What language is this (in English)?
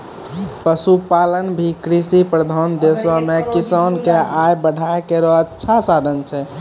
Maithili